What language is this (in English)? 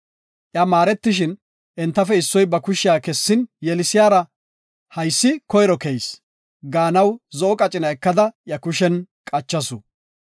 Gofa